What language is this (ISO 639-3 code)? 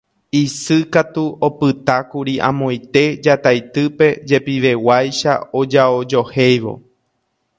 grn